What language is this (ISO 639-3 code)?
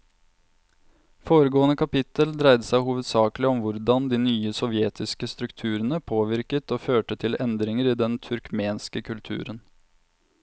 nor